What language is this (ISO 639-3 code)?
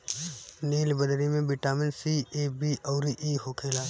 bho